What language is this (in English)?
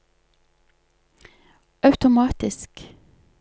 Norwegian